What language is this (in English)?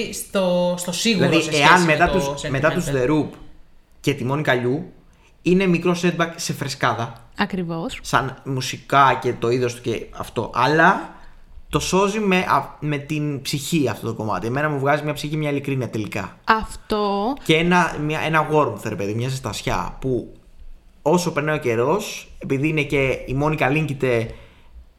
Greek